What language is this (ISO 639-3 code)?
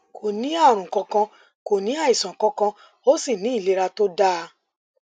yor